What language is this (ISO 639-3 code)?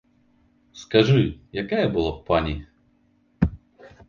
bel